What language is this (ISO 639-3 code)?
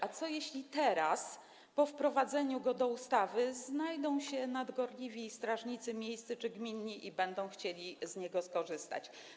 pol